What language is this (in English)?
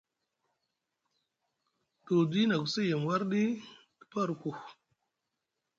Musgu